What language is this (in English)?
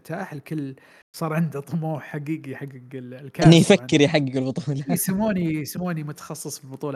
Arabic